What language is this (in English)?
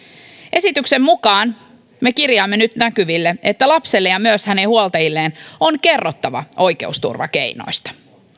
Finnish